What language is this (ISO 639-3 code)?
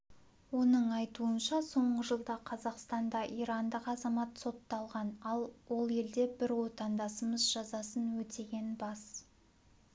kaz